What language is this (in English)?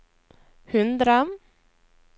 Norwegian